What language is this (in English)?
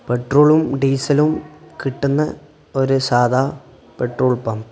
Malayalam